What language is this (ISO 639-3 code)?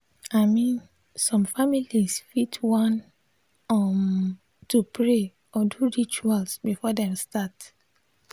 pcm